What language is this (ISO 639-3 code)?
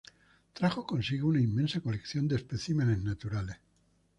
spa